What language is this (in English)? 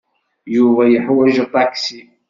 Kabyle